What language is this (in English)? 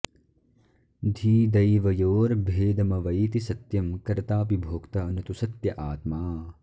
Sanskrit